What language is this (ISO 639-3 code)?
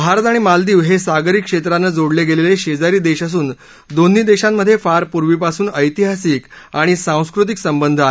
mar